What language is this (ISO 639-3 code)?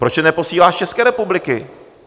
ces